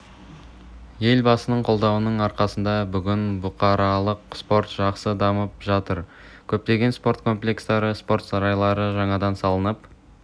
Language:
Kazakh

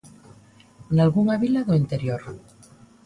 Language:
Galician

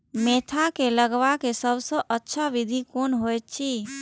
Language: Maithili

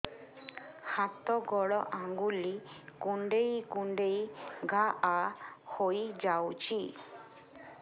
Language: Odia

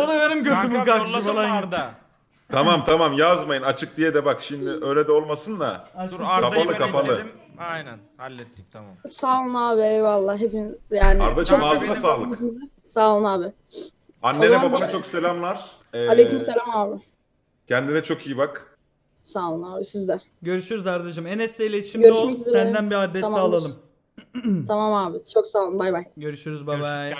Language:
Turkish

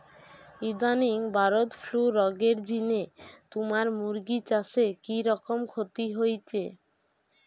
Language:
Bangla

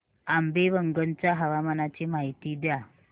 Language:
Marathi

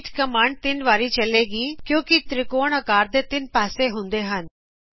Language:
Punjabi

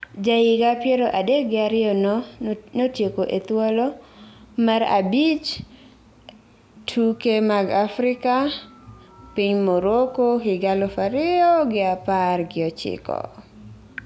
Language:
Luo (Kenya and Tanzania)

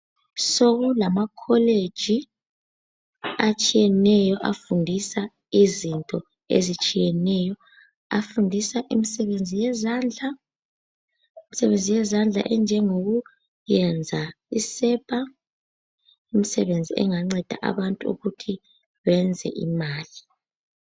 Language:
North Ndebele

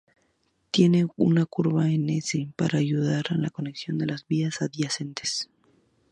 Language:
Spanish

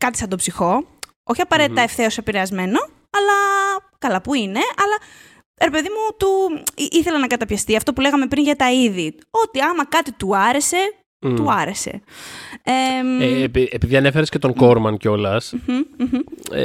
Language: Greek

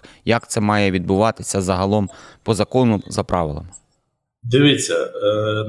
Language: Ukrainian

